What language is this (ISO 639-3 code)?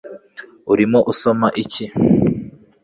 kin